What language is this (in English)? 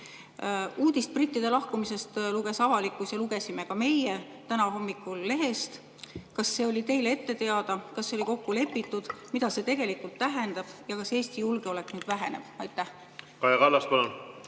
Estonian